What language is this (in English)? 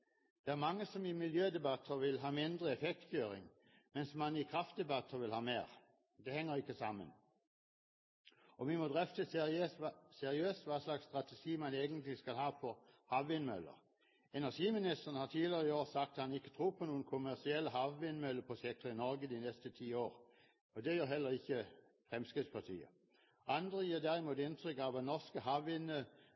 Norwegian Bokmål